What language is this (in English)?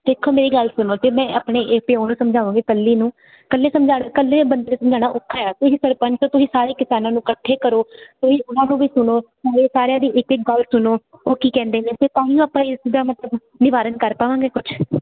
Punjabi